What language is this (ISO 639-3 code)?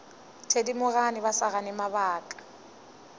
nso